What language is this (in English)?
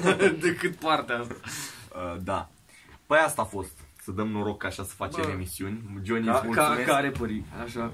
Romanian